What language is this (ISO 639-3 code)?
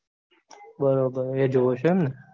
guj